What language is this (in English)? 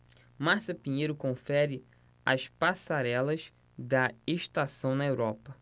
Portuguese